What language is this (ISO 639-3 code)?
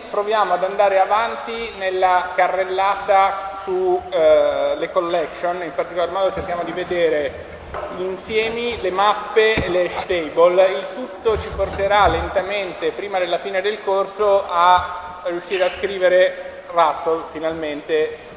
ita